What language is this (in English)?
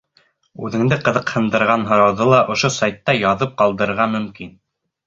Bashkir